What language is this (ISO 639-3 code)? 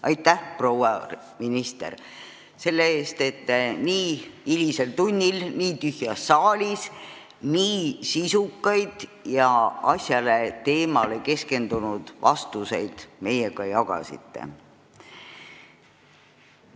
est